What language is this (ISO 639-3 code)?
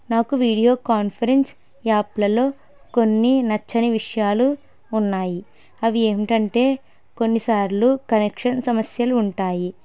tel